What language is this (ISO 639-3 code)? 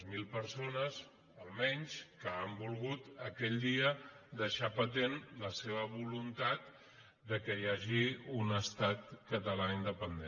cat